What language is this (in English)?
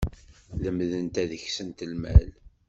Kabyle